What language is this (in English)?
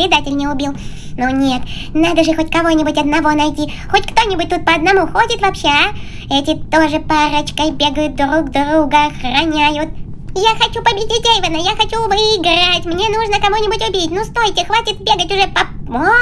Russian